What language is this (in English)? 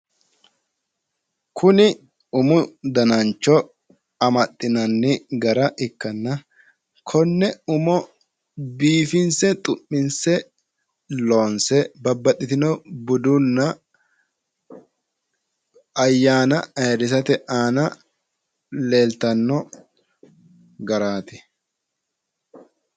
Sidamo